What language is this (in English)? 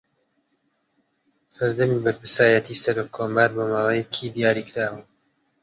Central Kurdish